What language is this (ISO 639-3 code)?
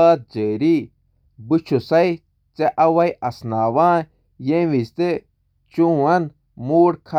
kas